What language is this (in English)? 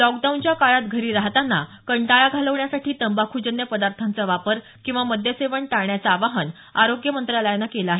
Marathi